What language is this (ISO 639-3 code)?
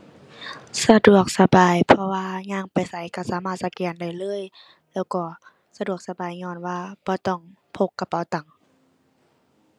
tha